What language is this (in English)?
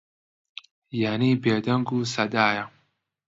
Central Kurdish